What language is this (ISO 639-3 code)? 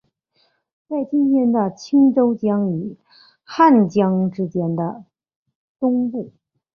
zho